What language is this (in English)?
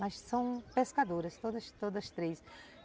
Portuguese